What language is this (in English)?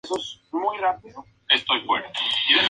Spanish